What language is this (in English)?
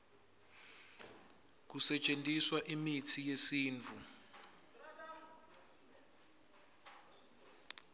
Swati